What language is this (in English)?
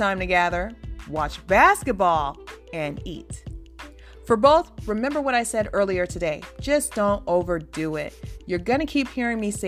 English